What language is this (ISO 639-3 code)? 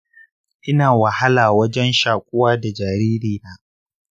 hau